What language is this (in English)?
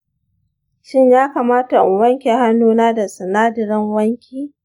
Hausa